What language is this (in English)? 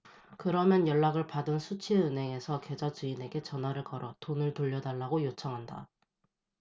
Korean